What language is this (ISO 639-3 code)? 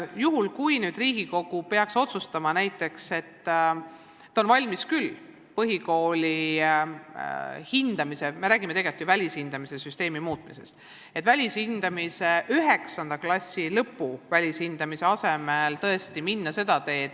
est